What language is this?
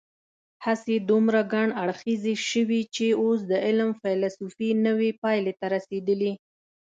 Pashto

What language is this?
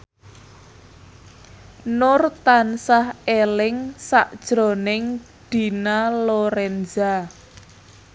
Javanese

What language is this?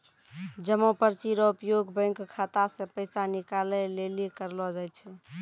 Maithili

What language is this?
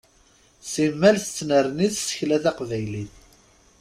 Kabyle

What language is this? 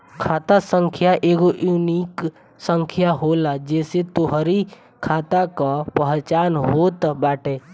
Bhojpuri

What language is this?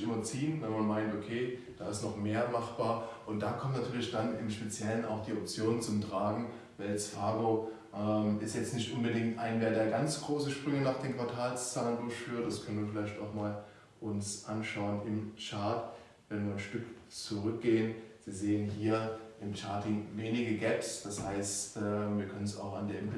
German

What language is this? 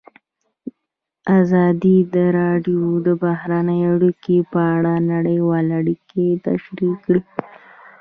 Pashto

